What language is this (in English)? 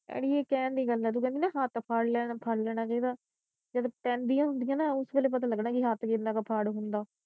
Punjabi